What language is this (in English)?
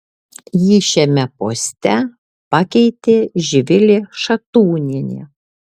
Lithuanian